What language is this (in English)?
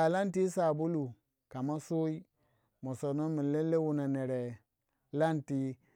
Waja